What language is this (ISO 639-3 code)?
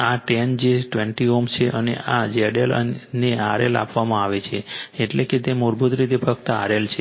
guj